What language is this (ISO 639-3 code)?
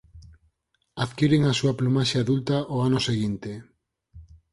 glg